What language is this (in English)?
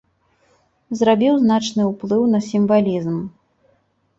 Belarusian